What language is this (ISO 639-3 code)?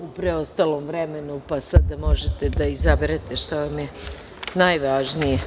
srp